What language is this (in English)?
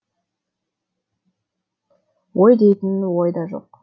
Kazakh